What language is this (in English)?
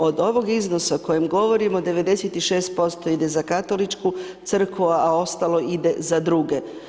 Croatian